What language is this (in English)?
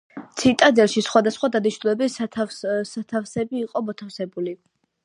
Georgian